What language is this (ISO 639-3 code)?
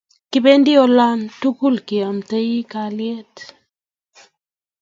kln